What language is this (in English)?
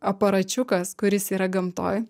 Lithuanian